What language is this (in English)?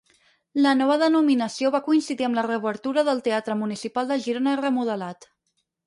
Catalan